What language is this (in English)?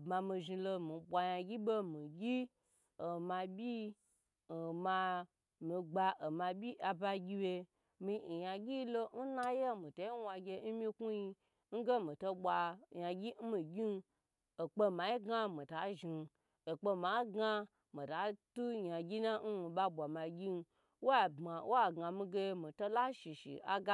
Gbagyi